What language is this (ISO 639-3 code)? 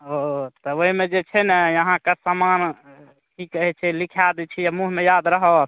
mai